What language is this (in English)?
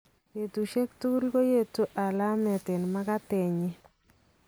Kalenjin